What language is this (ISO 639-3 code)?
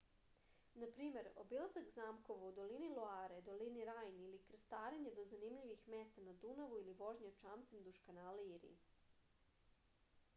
srp